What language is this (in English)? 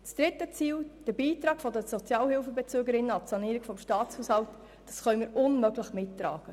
Swiss German